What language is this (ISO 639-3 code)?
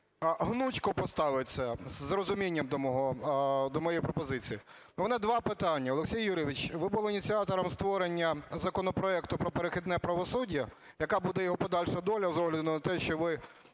ukr